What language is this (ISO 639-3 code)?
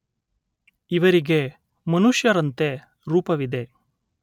kan